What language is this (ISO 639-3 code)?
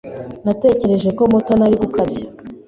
kin